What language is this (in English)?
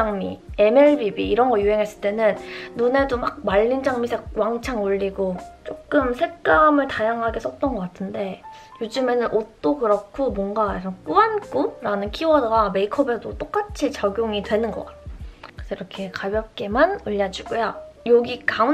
Korean